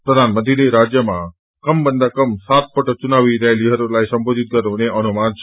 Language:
Nepali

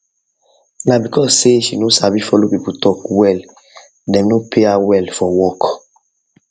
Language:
Nigerian Pidgin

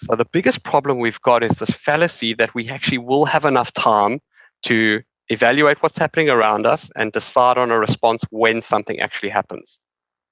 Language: English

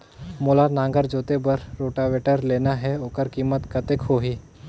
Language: Chhattisgarhi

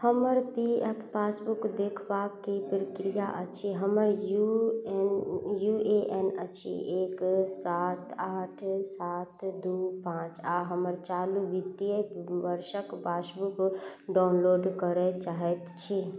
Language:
Maithili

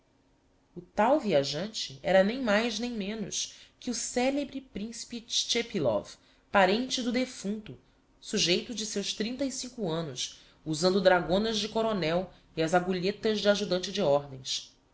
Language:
Portuguese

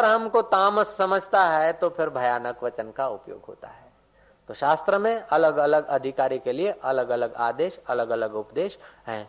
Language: Hindi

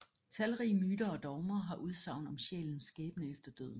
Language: Danish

